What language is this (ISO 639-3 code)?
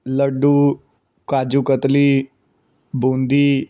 pan